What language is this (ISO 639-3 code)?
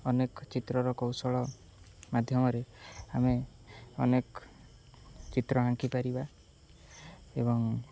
ori